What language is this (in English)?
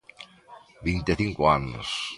Galician